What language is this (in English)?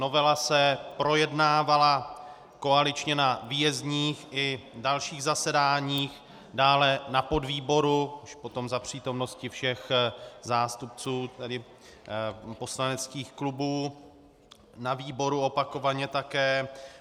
Czech